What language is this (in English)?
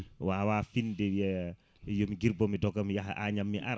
Fula